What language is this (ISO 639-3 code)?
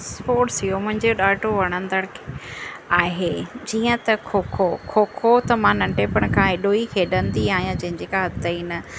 snd